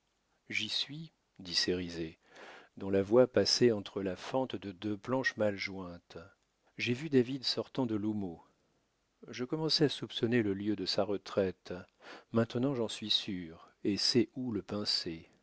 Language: French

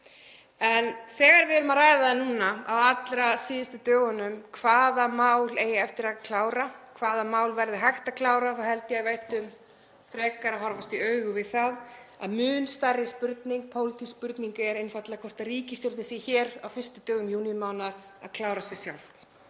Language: Icelandic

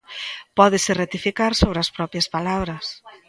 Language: Galician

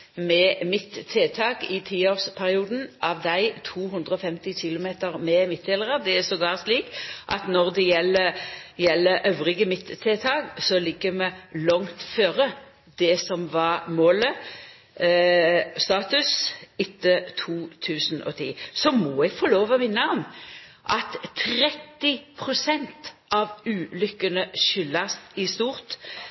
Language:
Norwegian Nynorsk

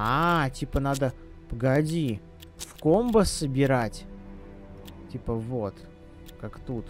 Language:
Russian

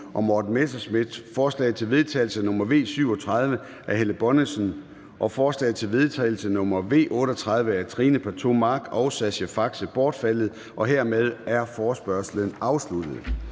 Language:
Danish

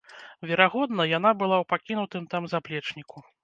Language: Belarusian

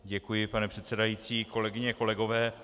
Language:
Czech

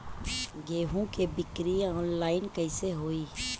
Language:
Bhojpuri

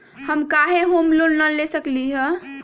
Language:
Magahi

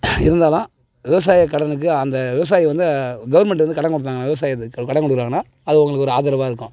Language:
Tamil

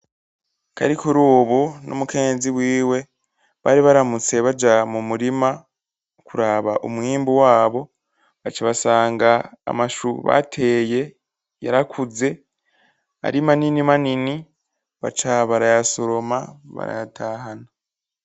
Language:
Rundi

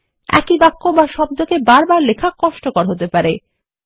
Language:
Bangla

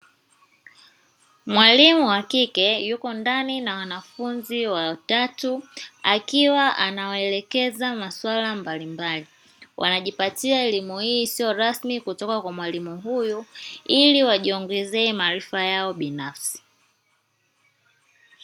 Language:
Swahili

